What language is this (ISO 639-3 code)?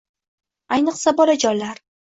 uzb